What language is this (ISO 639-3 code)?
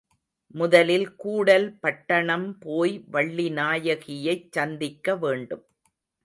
tam